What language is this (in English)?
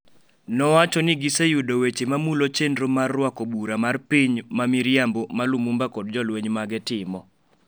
Luo (Kenya and Tanzania)